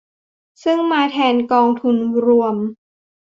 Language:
Thai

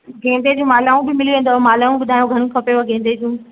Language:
Sindhi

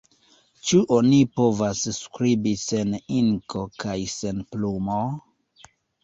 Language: Esperanto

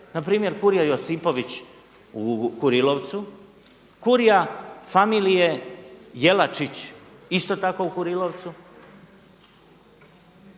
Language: Croatian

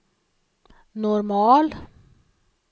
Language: Swedish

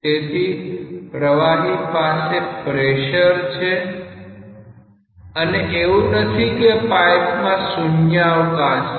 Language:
Gujarati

